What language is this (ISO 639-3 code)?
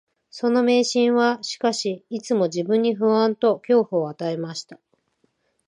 jpn